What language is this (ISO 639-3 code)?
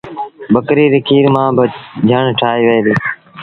sbn